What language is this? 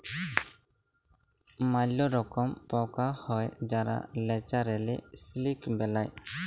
Bangla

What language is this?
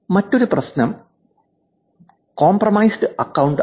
Malayalam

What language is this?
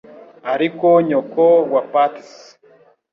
Kinyarwanda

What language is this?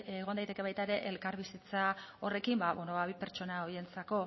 Basque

